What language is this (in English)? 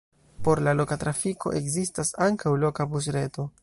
Esperanto